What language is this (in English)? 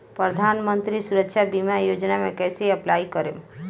Bhojpuri